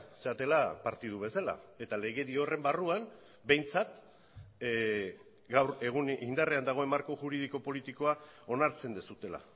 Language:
Basque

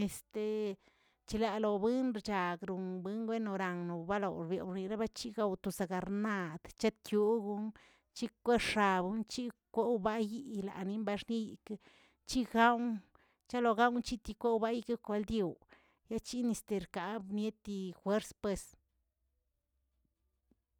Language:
Tilquiapan Zapotec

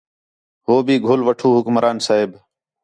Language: Khetrani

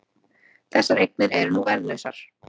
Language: Icelandic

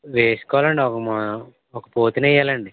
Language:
Telugu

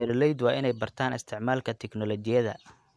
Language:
Somali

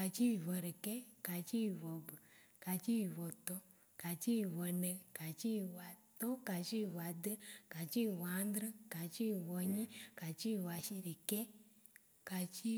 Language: Waci Gbe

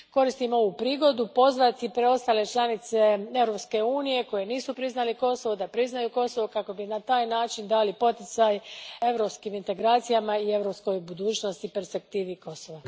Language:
Croatian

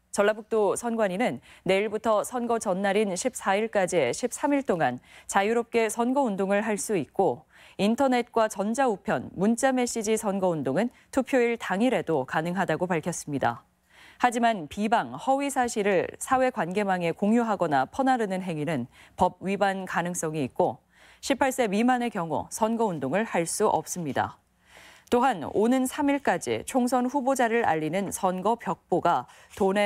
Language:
Korean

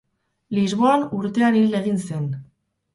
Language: Basque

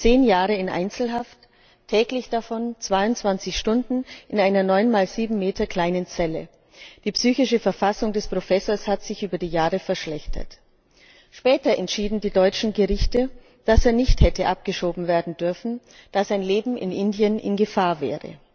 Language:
German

